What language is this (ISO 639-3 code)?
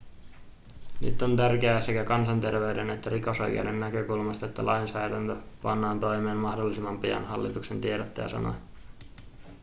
fin